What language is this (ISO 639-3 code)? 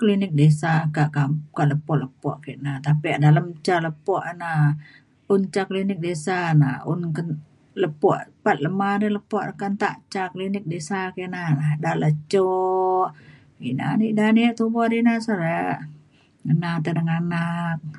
xkl